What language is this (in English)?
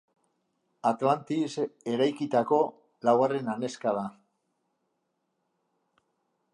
Basque